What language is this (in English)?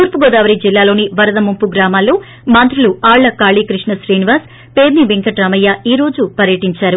Telugu